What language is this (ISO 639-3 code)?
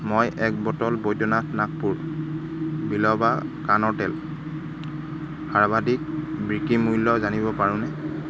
asm